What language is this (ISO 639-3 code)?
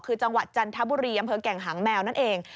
tha